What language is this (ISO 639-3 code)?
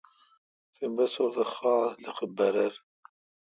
xka